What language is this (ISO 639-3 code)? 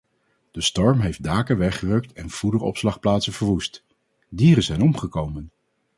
nld